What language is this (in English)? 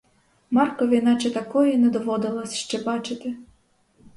Ukrainian